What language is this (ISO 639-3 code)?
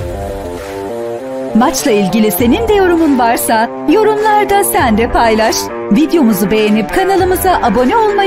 tur